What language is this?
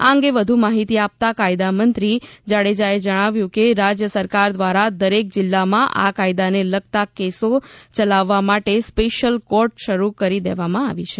Gujarati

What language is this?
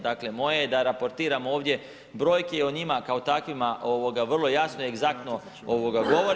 Croatian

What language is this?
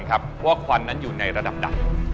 Thai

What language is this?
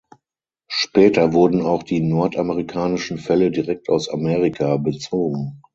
German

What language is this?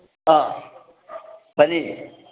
Manipuri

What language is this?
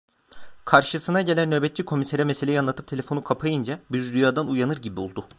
Turkish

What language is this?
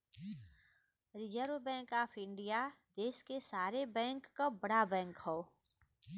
Bhojpuri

